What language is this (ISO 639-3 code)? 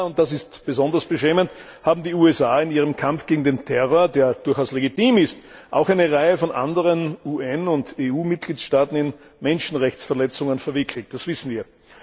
deu